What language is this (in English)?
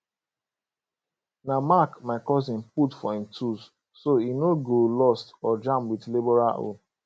Nigerian Pidgin